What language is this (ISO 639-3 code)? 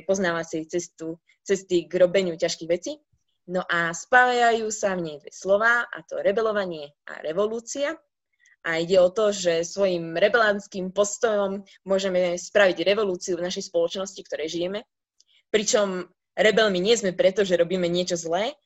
slk